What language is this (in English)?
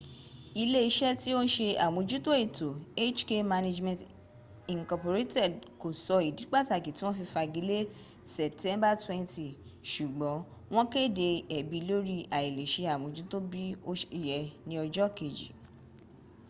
Yoruba